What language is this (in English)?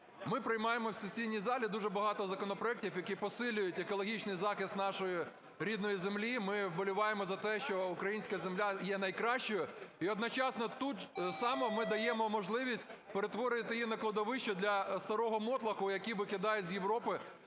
Ukrainian